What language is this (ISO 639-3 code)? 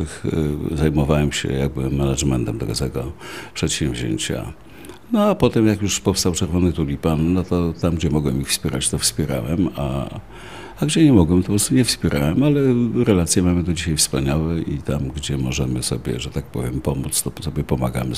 pol